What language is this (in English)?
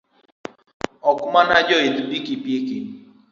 Luo (Kenya and Tanzania)